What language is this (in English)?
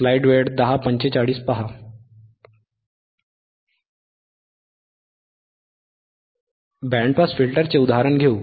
Marathi